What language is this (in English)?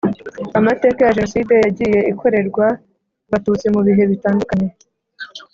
Kinyarwanda